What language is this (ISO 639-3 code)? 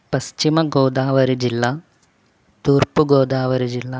tel